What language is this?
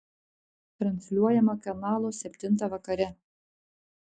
Lithuanian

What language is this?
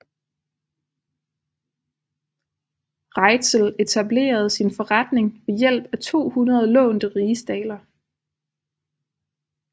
Danish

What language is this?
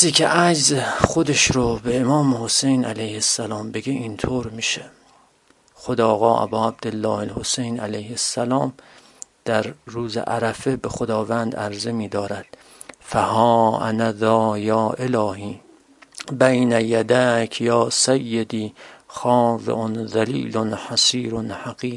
Persian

